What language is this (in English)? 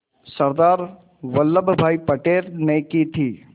Hindi